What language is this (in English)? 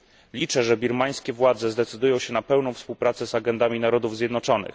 Polish